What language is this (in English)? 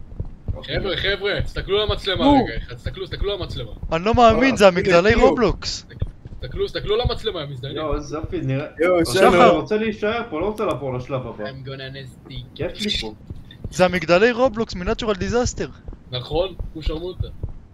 Hebrew